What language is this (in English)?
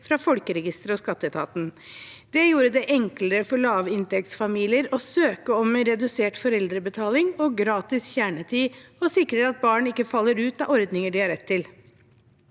Norwegian